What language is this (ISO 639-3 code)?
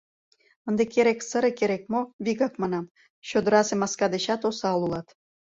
chm